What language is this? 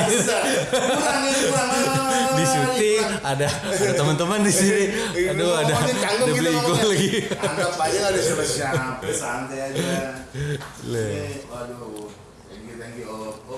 Indonesian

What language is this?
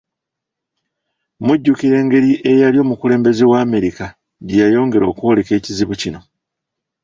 Ganda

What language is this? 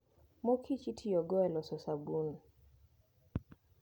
Luo (Kenya and Tanzania)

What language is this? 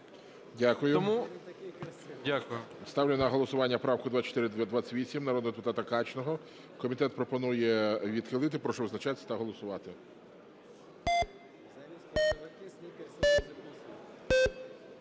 Ukrainian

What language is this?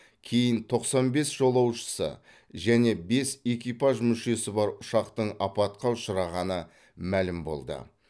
Kazakh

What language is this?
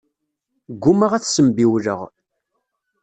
Kabyle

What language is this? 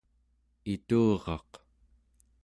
Central Yupik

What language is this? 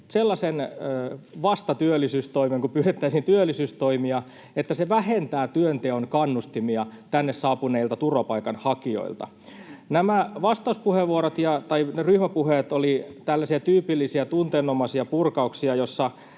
Finnish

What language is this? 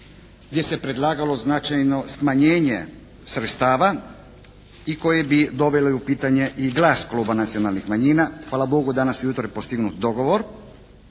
Croatian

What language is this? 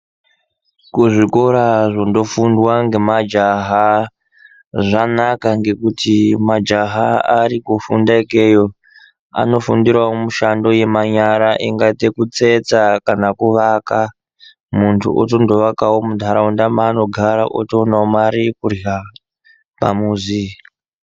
Ndau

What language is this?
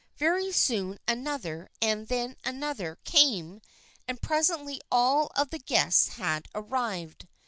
English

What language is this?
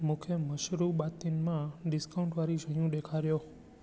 Sindhi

